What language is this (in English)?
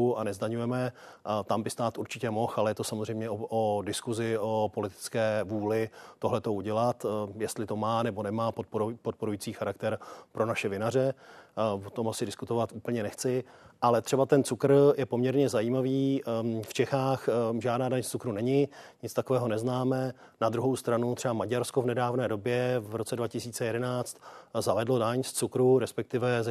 Czech